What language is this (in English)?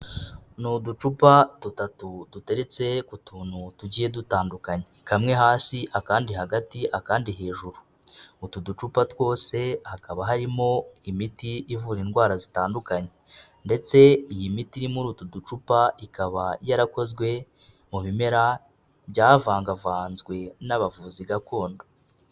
Kinyarwanda